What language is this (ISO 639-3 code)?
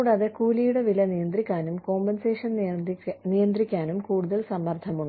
mal